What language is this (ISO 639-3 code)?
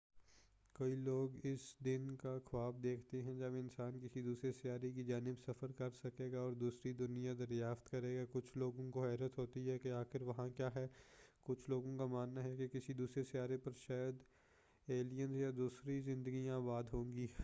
urd